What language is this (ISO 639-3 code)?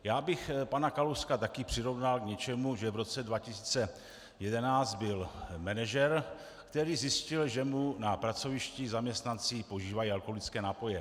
ces